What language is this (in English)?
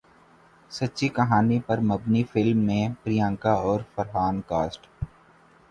Urdu